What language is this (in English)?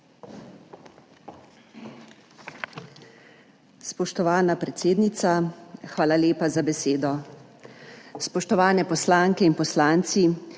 Slovenian